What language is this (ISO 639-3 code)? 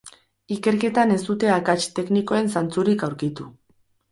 eus